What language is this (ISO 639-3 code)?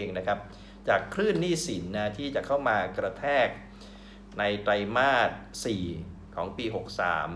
tha